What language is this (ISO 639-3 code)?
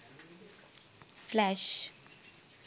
sin